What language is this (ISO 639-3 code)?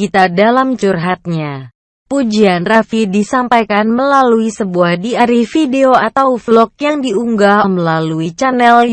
ind